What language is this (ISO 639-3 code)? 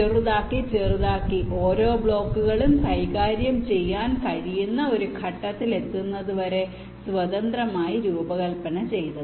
mal